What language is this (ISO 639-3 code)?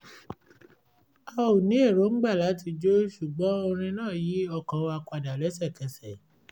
yor